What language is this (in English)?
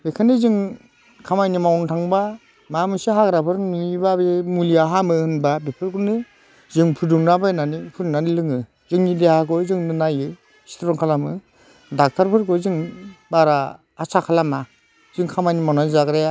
Bodo